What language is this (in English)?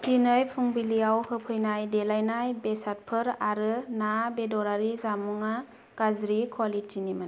Bodo